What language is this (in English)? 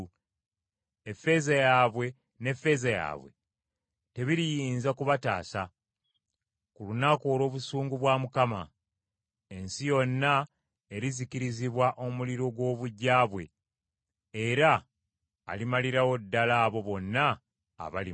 Ganda